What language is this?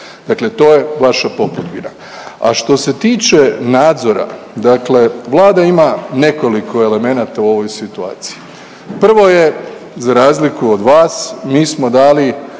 Croatian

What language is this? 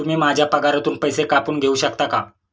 Marathi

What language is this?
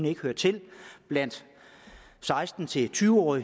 Danish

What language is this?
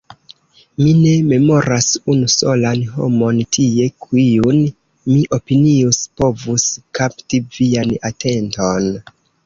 Esperanto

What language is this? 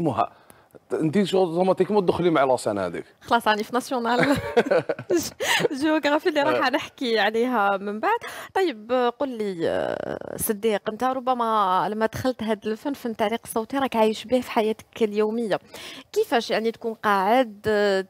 Arabic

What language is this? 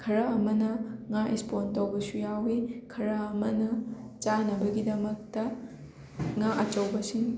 Manipuri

